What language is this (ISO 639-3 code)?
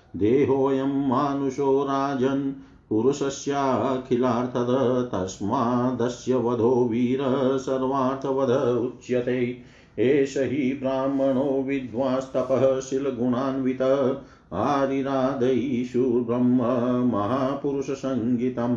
hin